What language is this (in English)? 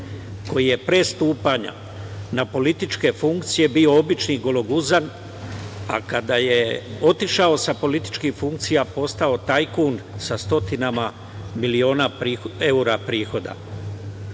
Serbian